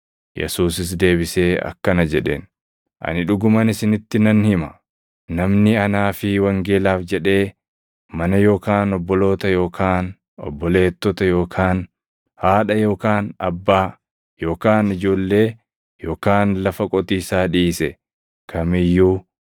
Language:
Oromo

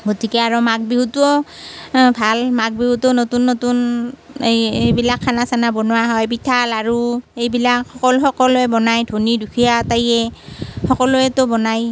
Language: Assamese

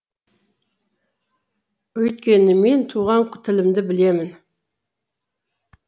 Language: Kazakh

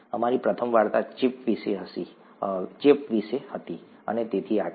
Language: Gujarati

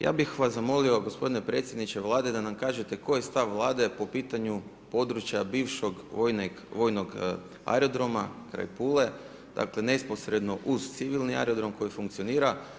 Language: Croatian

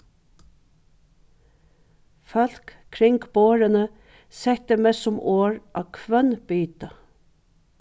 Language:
Faroese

